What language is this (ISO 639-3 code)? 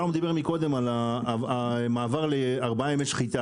heb